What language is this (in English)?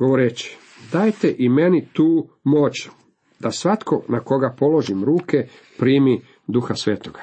Croatian